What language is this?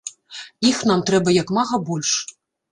Belarusian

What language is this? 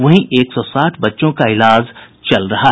Hindi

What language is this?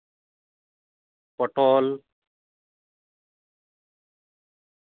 Santali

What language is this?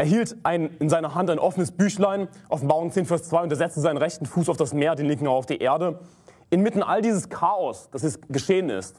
German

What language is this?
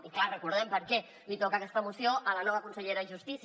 Catalan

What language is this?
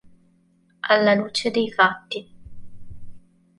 Italian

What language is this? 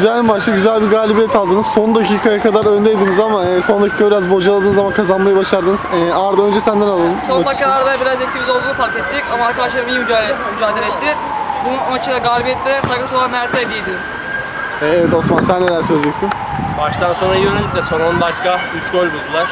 Turkish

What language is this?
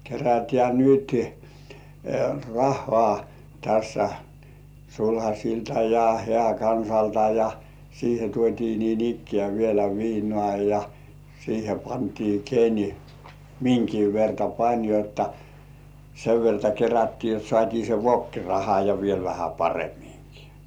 Finnish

